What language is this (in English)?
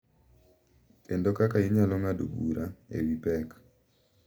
Luo (Kenya and Tanzania)